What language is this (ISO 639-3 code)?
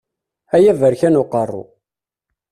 kab